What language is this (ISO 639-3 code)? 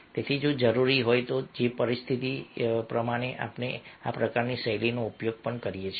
guj